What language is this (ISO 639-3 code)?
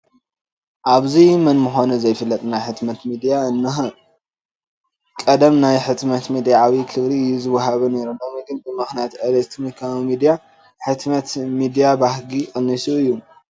tir